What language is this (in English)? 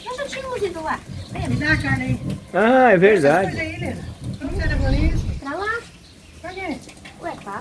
Portuguese